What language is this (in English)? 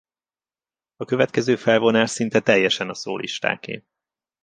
Hungarian